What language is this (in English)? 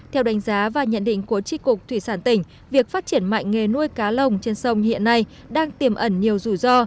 Vietnamese